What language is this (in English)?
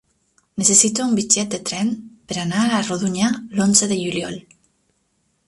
Catalan